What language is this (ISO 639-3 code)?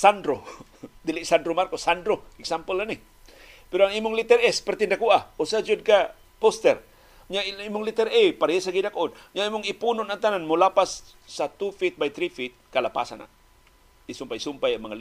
fil